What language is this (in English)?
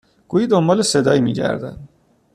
Persian